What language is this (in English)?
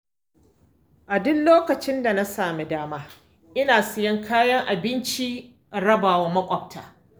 Hausa